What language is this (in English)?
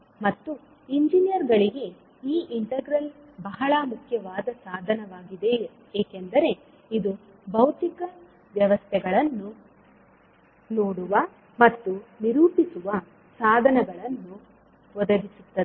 Kannada